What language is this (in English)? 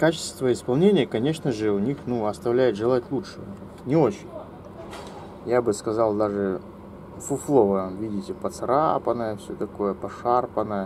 Russian